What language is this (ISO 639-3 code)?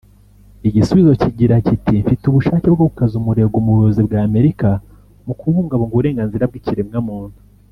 kin